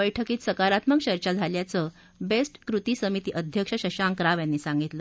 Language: Marathi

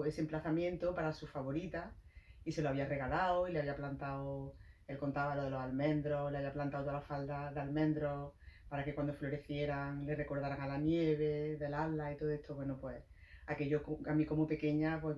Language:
Spanish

